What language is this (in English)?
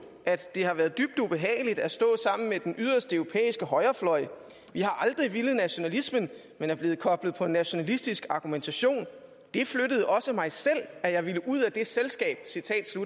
Danish